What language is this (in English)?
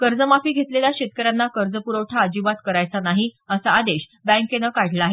Marathi